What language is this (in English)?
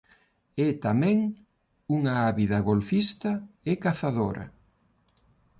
Galician